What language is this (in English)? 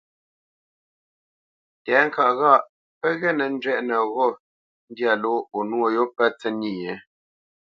Bamenyam